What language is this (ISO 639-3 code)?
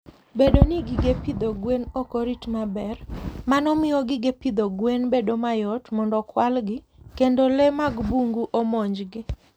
luo